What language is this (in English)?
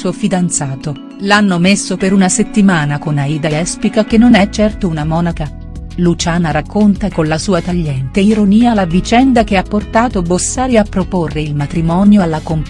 Italian